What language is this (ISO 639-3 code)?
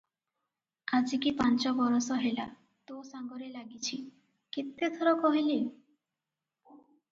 ori